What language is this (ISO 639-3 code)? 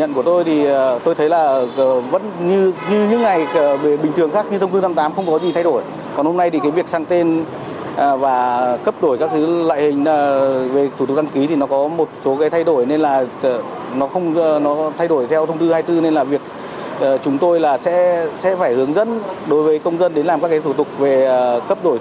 vie